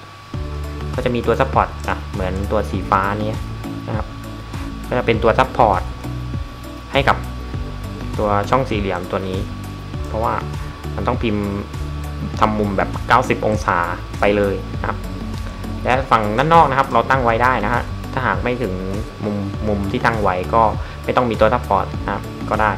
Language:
Thai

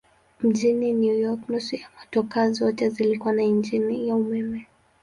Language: Swahili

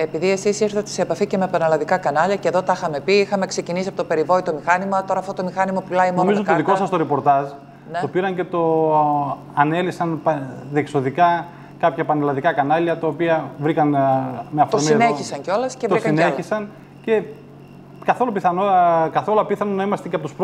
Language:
Greek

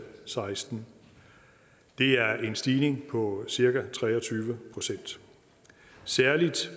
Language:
Danish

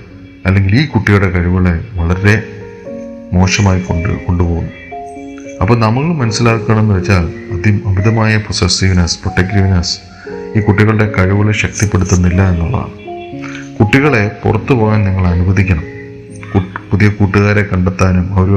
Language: Malayalam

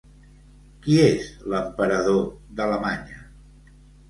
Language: Catalan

